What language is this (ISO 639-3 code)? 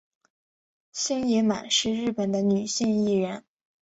zho